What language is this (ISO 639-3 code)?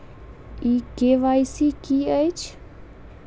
mai